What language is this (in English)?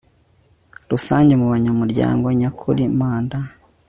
Kinyarwanda